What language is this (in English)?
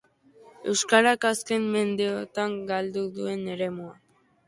Basque